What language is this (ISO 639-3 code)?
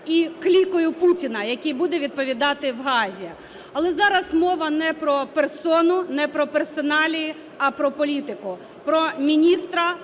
ukr